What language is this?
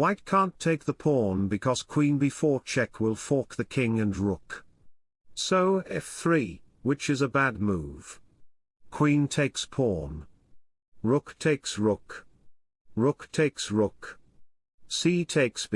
English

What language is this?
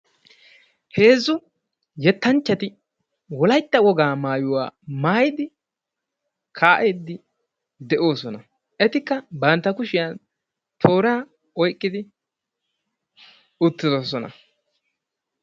Wolaytta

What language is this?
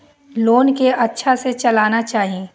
Maithili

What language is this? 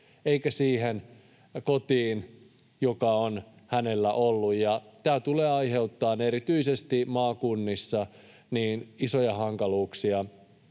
Finnish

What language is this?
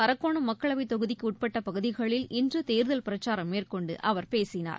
Tamil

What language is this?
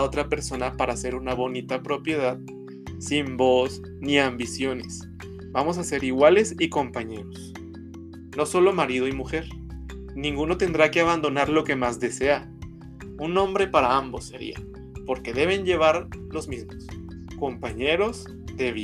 Spanish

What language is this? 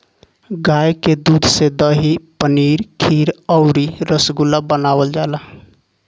Bhojpuri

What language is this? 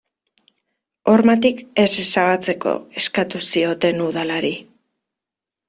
Basque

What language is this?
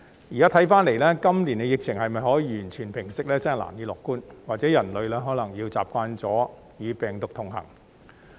Cantonese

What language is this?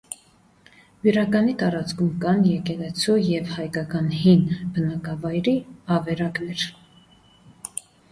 Armenian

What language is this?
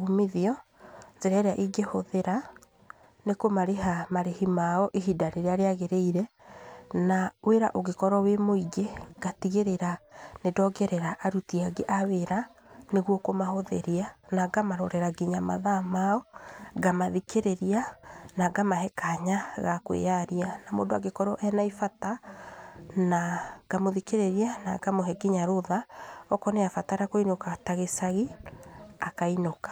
Kikuyu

